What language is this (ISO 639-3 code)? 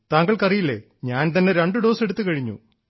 mal